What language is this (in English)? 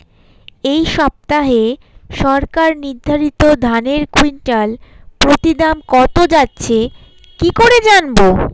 Bangla